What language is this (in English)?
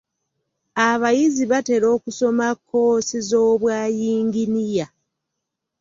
Ganda